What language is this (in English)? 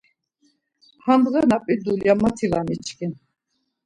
Laz